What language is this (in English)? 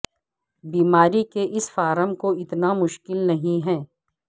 Urdu